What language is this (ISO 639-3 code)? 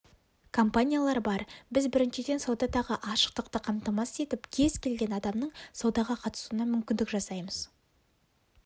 kaz